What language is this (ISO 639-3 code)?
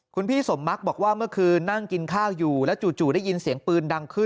tha